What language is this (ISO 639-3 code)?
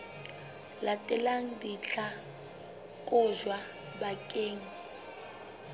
sot